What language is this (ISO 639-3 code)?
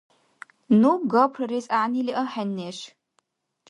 dar